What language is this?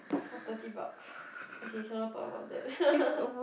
English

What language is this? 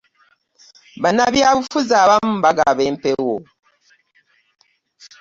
Ganda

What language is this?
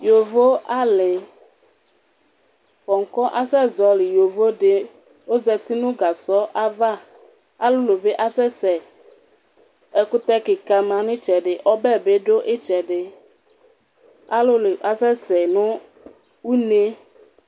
Ikposo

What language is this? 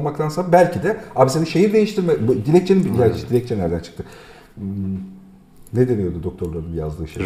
Turkish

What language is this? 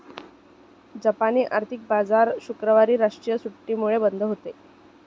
Marathi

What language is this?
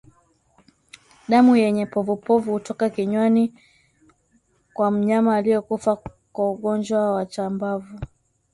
Swahili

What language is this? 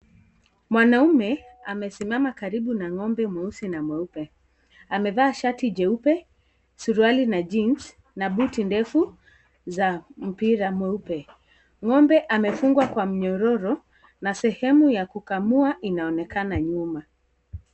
Swahili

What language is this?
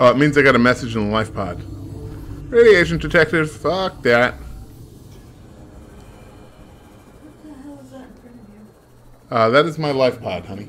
English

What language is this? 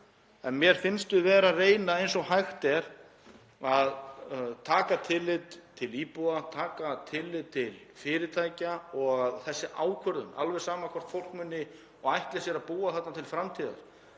Icelandic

